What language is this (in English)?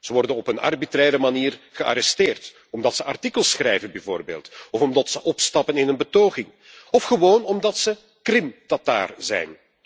Dutch